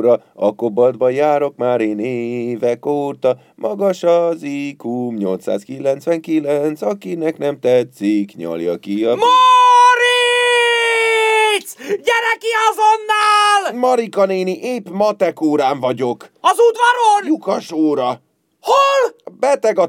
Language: Hungarian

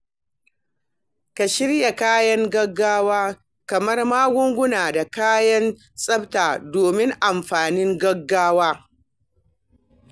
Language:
Hausa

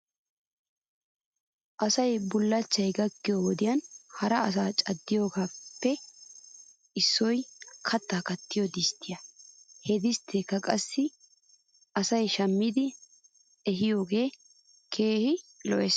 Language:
Wolaytta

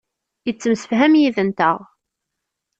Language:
Kabyle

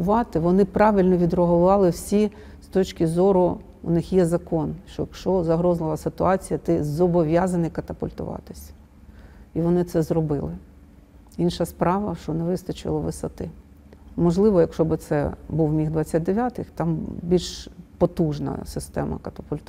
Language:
Ukrainian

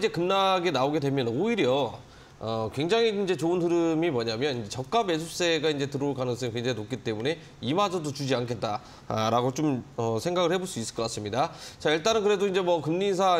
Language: Korean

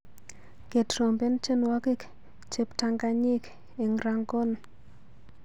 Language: Kalenjin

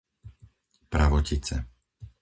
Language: Slovak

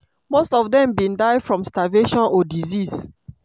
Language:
Nigerian Pidgin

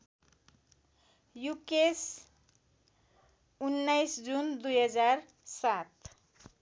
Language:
Nepali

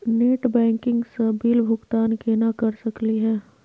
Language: Magahi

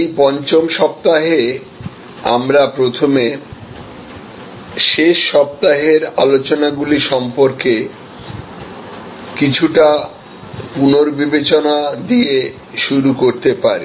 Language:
Bangla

